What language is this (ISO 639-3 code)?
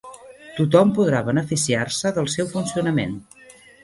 cat